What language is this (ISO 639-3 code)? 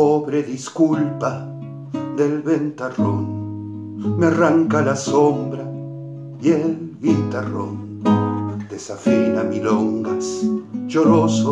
spa